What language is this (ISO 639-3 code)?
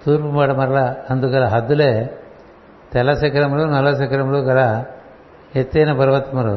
tel